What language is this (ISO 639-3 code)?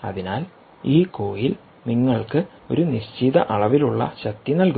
mal